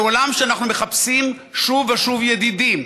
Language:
Hebrew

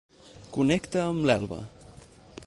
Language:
Catalan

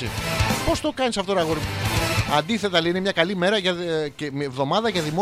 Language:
Greek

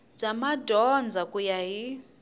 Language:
Tsonga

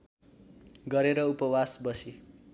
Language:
Nepali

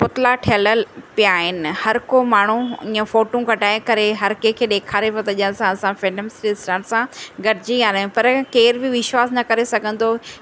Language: Sindhi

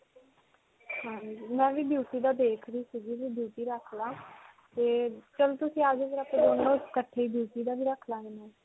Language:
Punjabi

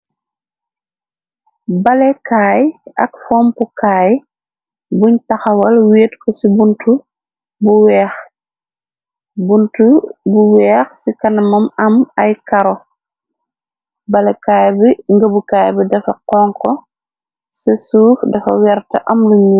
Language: Wolof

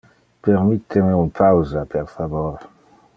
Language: Interlingua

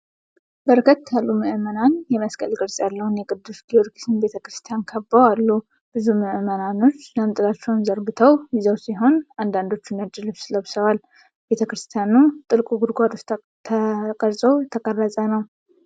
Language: Amharic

